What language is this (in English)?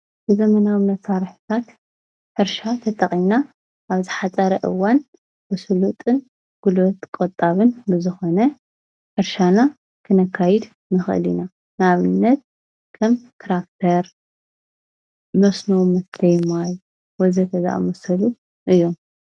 Tigrinya